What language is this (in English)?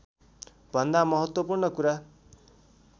Nepali